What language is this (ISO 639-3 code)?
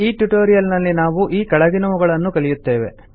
kan